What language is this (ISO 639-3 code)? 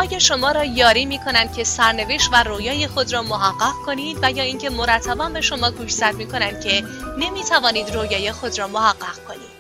fas